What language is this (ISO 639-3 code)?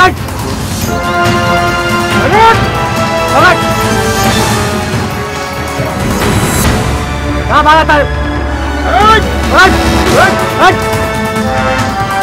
hin